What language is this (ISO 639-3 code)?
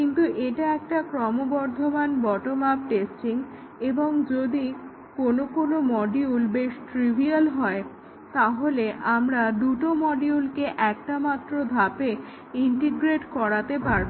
ben